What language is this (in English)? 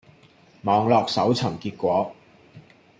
Cantonese